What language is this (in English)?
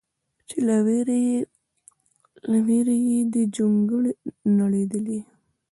Pashto